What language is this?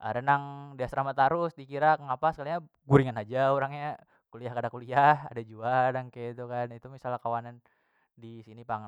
Banjar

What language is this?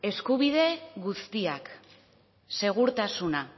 Basque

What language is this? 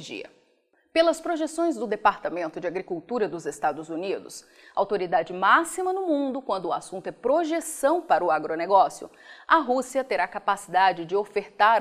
Portuguese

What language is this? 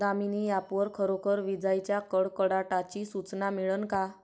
Marathi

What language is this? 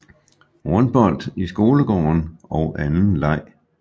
Danish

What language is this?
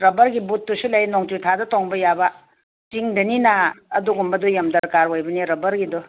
Manipuri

